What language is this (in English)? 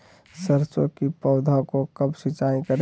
Magahi